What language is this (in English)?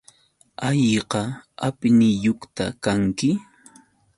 Yauyos Quechua